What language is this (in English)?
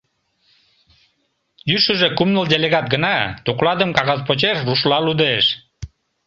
Mari